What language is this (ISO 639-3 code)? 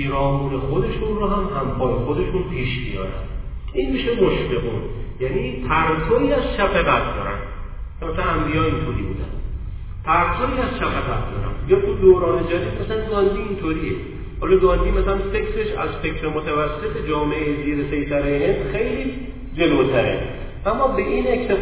fas